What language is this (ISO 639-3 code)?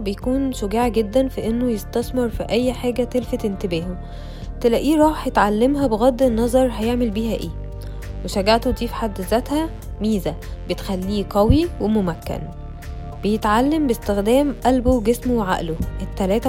ara